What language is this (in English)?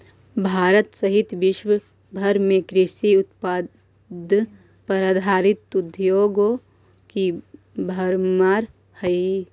Magahi